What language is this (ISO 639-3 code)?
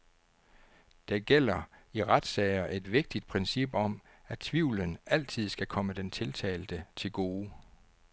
dan